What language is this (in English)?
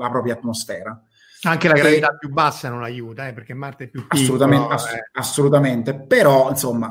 Italian